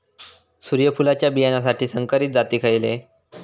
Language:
Marathi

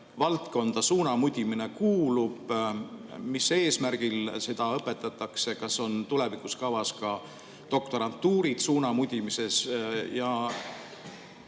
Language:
Estonian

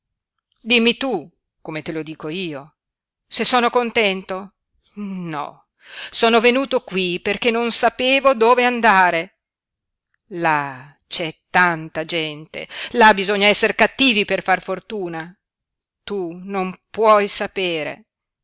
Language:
Italian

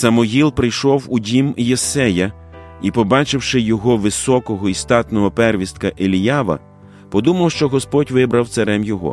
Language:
Ukrainian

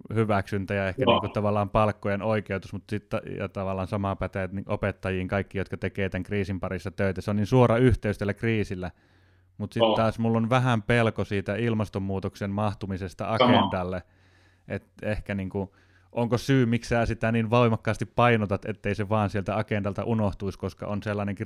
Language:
Finnish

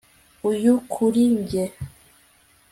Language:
Kinyarwanda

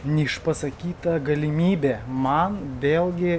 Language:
Lithuanian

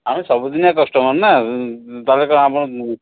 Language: Odia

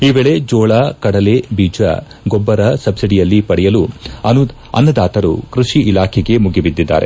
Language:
Kannada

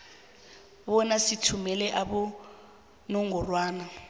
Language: South Ndebele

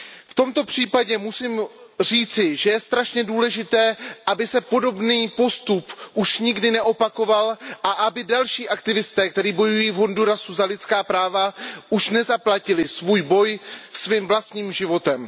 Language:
Czech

